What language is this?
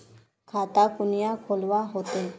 Magahi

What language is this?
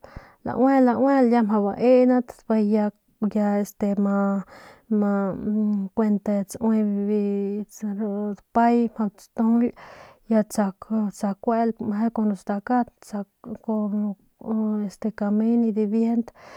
Northern Pame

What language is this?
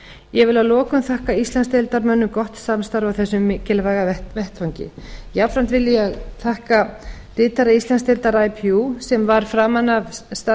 Icelandic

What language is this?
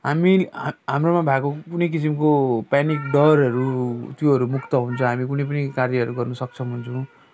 Nepali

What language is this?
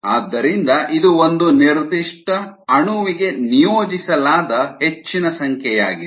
Kannada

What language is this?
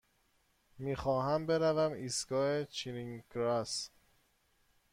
Persian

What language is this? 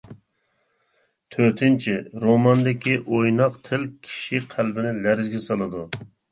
Uyghur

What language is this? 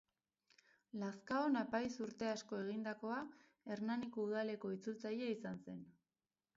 Basque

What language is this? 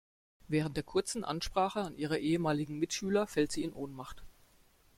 German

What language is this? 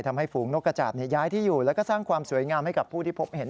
Thai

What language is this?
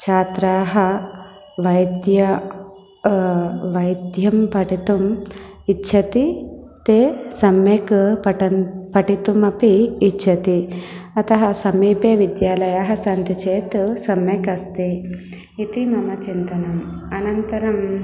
Sanskrit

